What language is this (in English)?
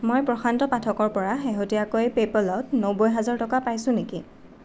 Assamese